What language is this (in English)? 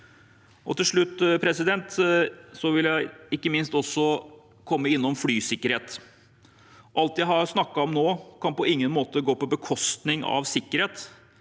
Norwegian